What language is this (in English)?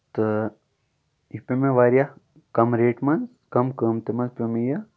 Kashmiri